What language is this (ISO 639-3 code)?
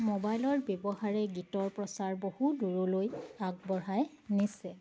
asm